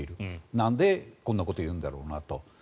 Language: Japanese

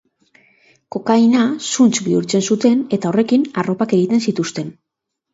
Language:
Basque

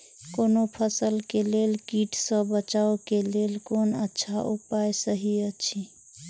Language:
Maithili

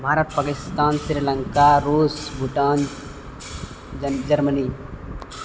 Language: Maithili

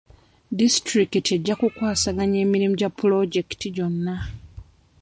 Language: Ganda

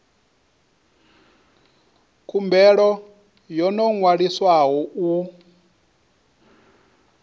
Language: Venda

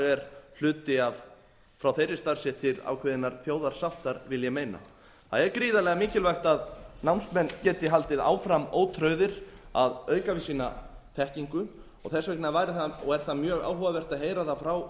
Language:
Icelandic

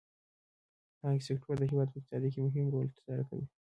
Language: Pashto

